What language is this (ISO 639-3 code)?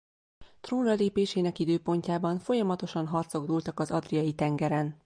hun